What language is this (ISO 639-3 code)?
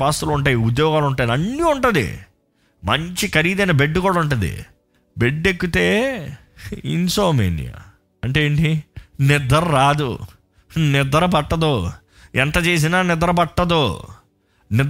tel